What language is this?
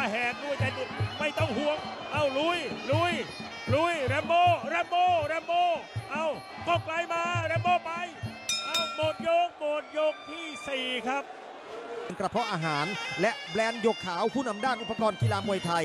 Thai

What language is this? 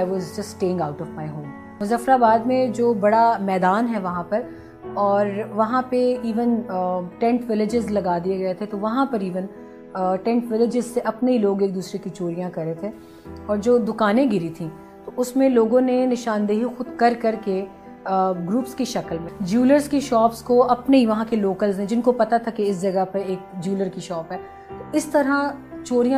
Urdu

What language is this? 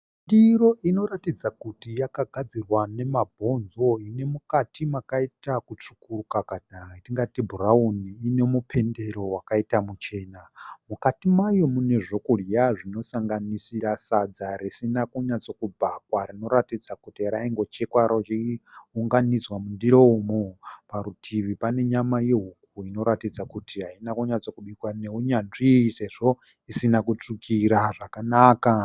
Shona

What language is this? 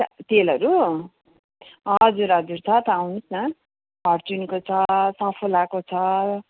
Nepali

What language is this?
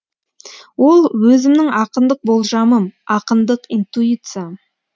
Kazakh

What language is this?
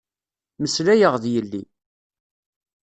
Kabyle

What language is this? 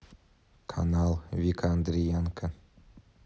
Russian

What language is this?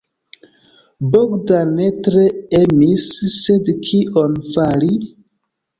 Esperanto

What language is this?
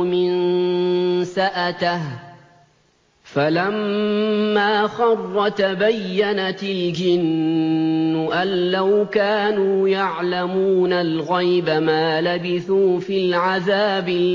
Arabic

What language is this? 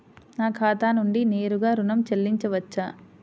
Telugu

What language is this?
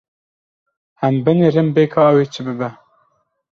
Kurdish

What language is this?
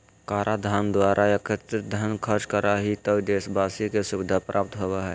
Magahi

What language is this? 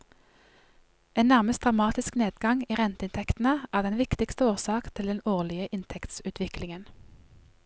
Norwegian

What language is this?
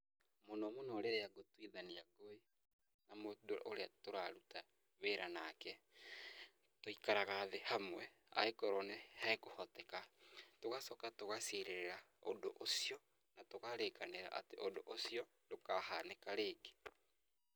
Kikuyu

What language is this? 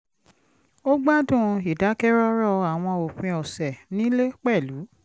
Yoruba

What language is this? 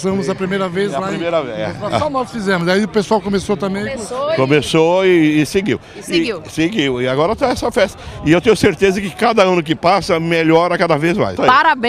Portuguese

